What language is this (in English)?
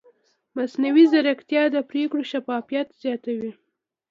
Pashto